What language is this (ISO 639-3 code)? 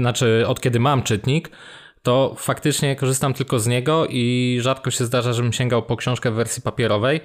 pol